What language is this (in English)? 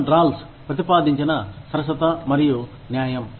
Telugu